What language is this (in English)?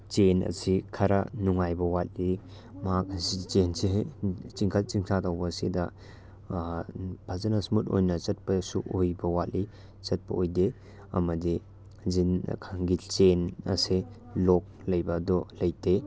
Manipuri